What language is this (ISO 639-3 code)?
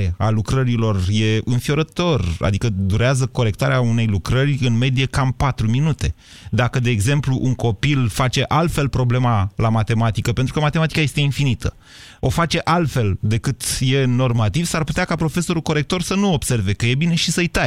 ron